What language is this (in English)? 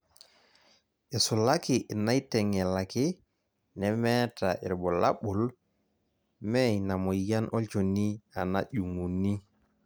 Masai